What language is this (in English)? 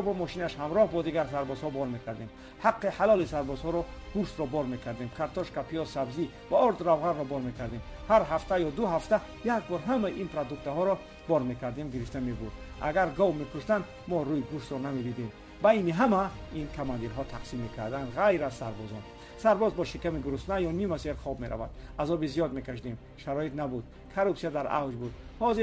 Persian